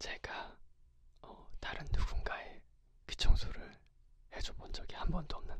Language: Korean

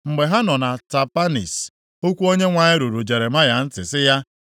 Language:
Igbo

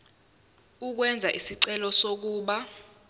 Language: Zulu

